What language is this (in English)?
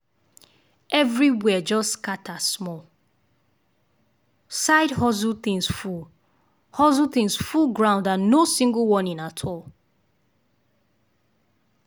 Nigerian Pidgin